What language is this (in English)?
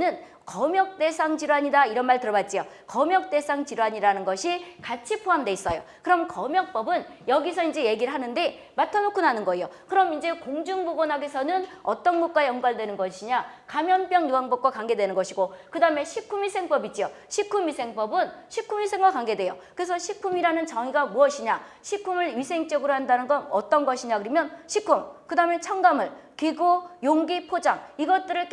Korean